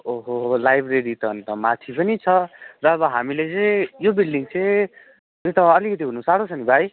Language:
Nepali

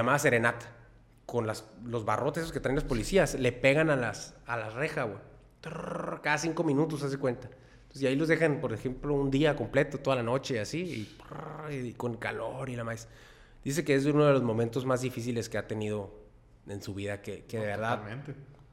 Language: Spanish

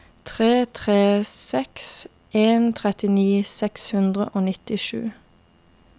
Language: Norwegian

